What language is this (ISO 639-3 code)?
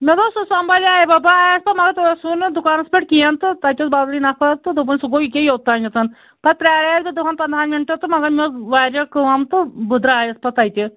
kas